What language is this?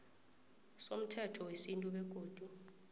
South Ndebele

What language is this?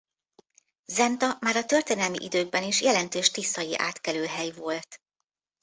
Hungarian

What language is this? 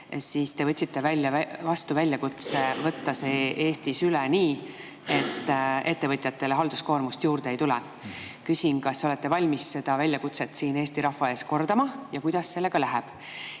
Estonian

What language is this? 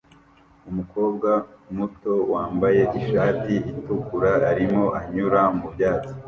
Kinyarwanda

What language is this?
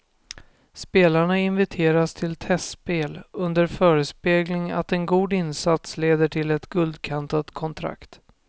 Swedish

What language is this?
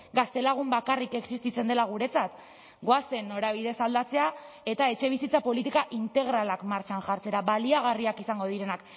Basque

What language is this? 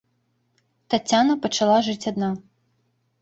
Belarusian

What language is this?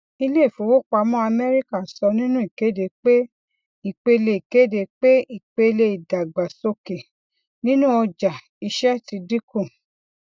Yoruba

